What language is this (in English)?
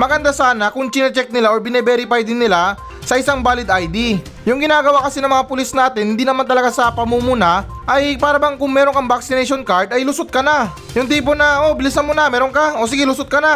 Filipino